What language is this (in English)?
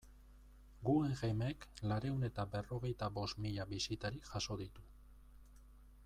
Basque